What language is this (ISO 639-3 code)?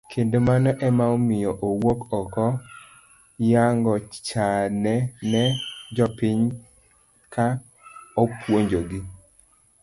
luo